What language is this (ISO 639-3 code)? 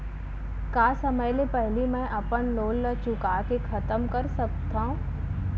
hne